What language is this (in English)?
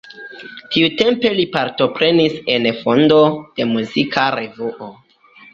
Esperanto